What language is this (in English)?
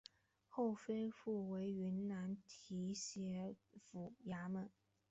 Chinese